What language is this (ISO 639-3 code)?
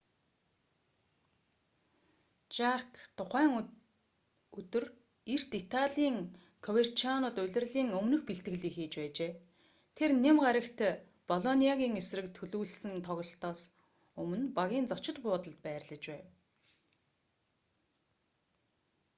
mon